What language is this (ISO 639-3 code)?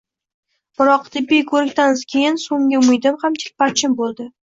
uzb